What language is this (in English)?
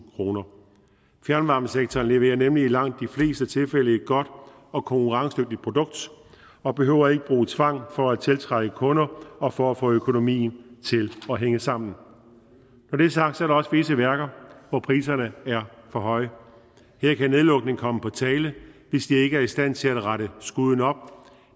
Danish